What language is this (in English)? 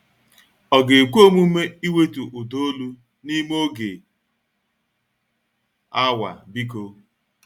Igbo